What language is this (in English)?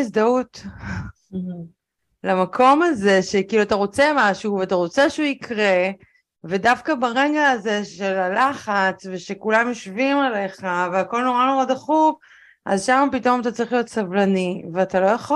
Hebrew